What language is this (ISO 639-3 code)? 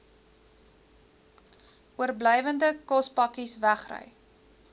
afr